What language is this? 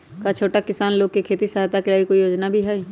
Magahi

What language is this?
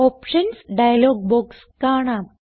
Malayalam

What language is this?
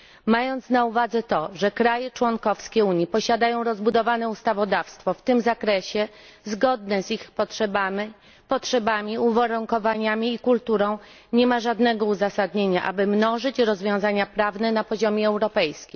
Polish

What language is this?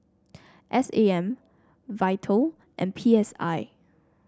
English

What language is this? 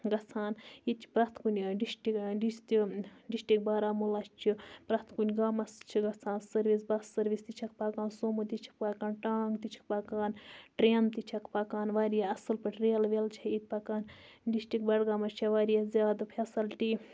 Kashmiri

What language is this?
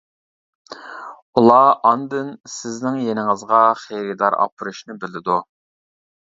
Uyghur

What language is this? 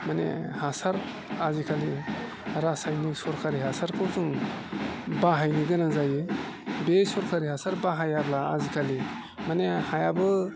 Bodo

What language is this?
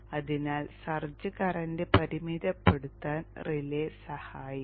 Malayalam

